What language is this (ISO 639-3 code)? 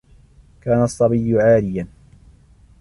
ara